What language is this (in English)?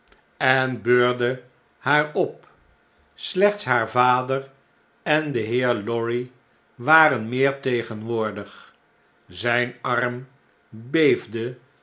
Dutch